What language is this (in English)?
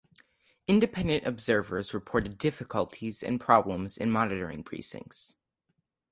English